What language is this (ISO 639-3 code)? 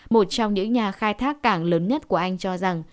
vie